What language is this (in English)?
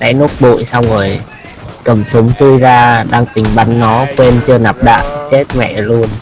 Vietnamese